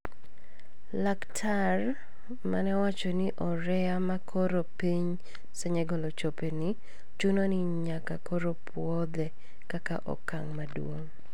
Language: Luo (Kenya and Tanzania)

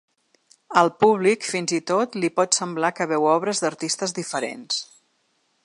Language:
Catalan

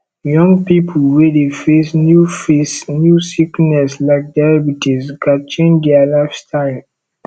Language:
Nigerian Pidgin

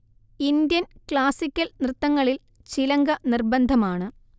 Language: Malayalam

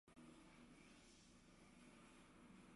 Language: Chinese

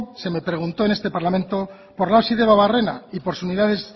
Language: Spanish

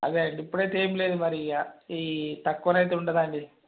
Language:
Telugu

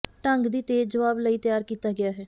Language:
Punjabi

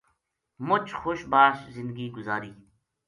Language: Gujari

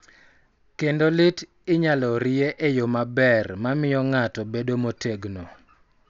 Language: Luo (Kenya and Tanzania)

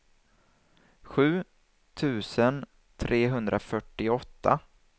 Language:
Swedish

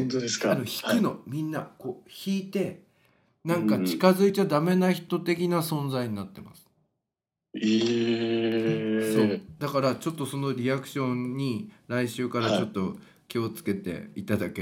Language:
Japanese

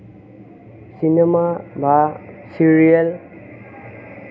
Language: Assamese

